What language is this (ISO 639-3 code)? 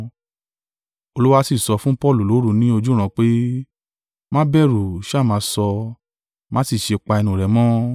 yor